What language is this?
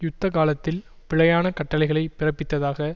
Tamil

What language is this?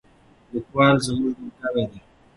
Pashto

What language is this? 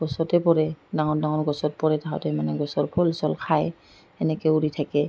Assamese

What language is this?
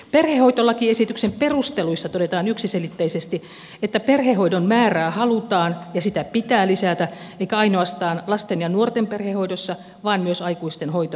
Finnish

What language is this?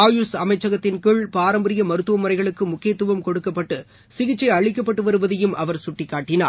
Tamil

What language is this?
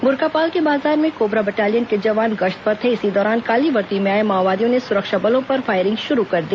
Hindi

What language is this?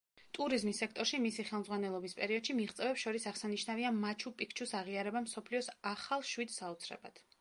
Georgian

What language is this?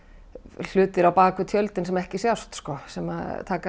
Icelandic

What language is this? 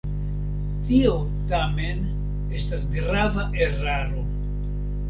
Esperanto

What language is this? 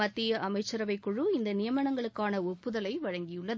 Tamil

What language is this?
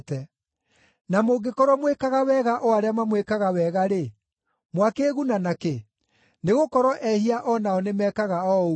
Kikuyu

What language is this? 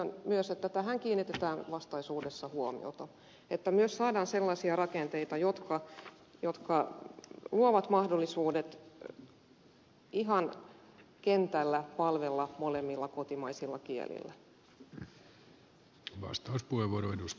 Finnish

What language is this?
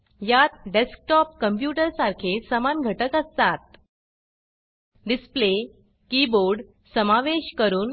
Marathi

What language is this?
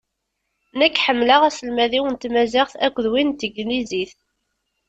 Kabyle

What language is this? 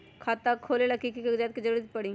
Magahi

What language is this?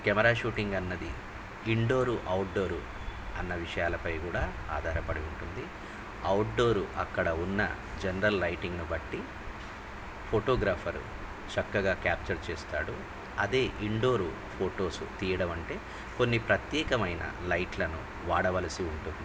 Telugu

